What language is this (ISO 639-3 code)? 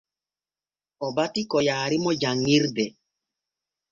fue